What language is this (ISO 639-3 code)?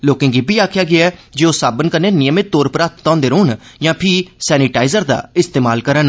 doi